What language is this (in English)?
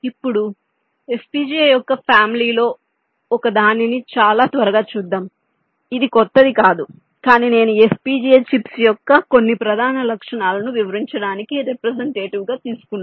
Telugu